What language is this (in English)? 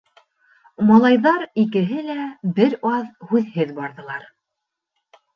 Bashkir